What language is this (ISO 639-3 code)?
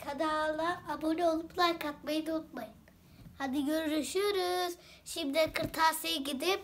tur